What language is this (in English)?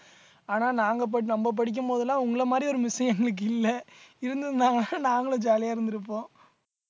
Tamil